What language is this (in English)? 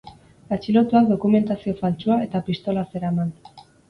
Basque